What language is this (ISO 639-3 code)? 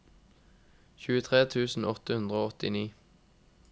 nor